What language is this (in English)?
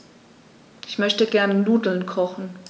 German